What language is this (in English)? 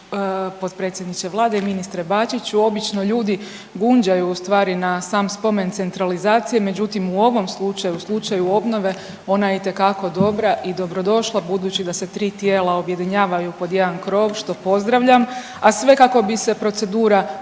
Croatian